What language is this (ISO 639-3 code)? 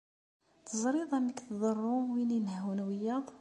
kab